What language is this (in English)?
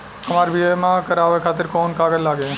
Bhojpuri